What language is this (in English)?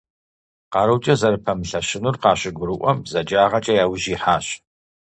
Kabardian